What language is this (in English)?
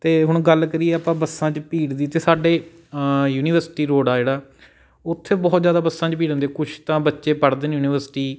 Punjabi